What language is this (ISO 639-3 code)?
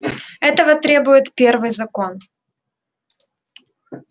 rus